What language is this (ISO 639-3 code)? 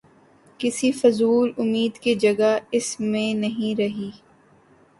urd